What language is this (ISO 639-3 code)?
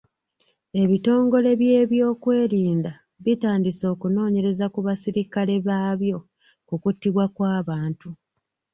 lug